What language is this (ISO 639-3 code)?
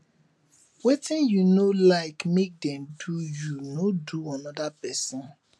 pcm